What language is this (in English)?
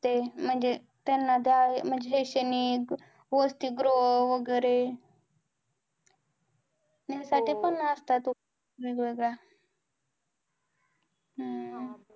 Marathi